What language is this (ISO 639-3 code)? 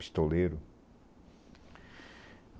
por